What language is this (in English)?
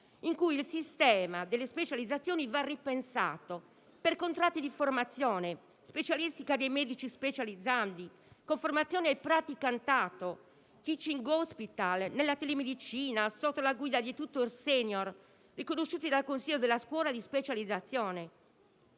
Italian